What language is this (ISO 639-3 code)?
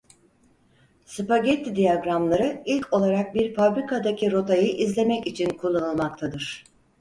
tur